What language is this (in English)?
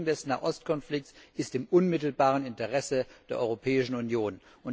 German